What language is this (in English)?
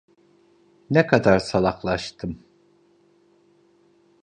Turkish